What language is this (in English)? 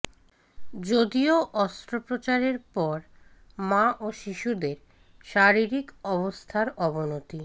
Bangla